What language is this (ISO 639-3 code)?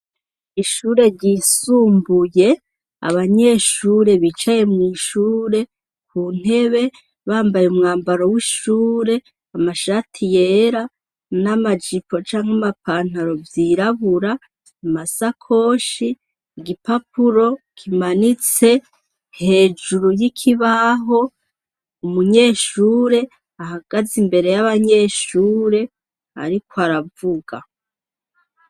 run